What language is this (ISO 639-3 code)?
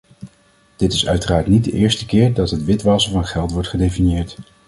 nld